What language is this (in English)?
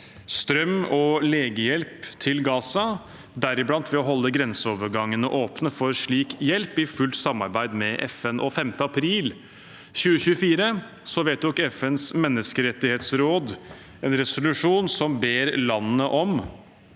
Norwegian